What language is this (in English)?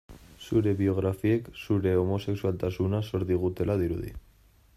Basque